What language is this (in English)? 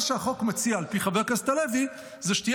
Hebrew